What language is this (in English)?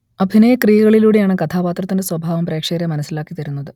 Malayalam